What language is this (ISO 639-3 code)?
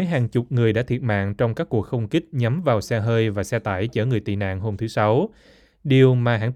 vie